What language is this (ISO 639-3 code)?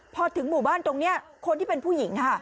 tha